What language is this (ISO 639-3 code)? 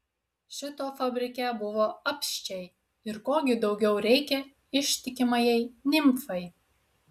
lit